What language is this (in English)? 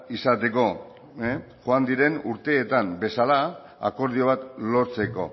Basque